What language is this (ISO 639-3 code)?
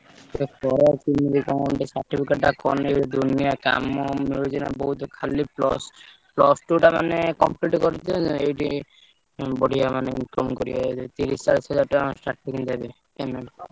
ori